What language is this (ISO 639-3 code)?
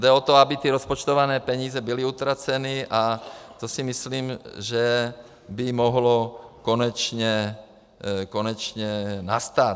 ces